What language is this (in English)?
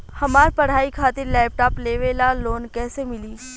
Bhojpuri